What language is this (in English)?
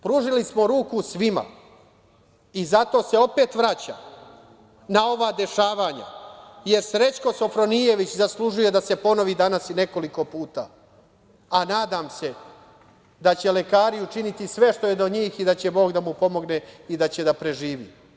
Serbian